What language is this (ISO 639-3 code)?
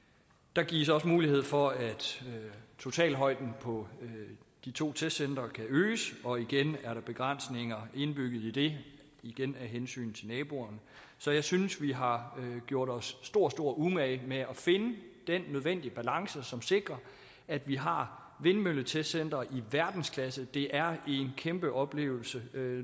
dan